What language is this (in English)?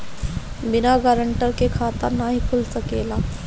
Bhojpuri